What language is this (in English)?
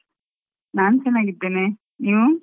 Kannada